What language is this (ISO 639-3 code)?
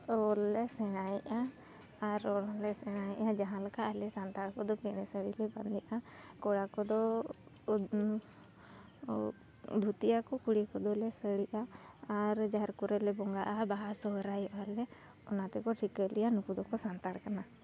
sat